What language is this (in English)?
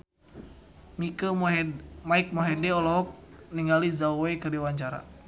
Sundanese